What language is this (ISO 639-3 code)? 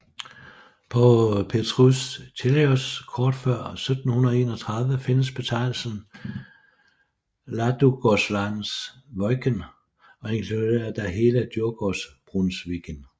dan